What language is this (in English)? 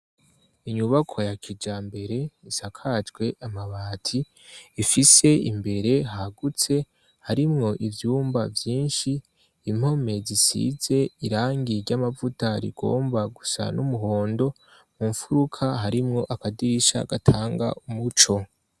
Rundi